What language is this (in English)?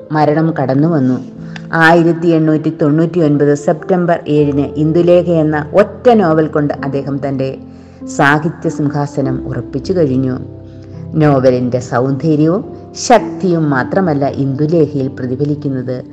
Malayalam